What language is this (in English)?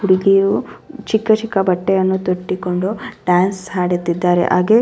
Kannada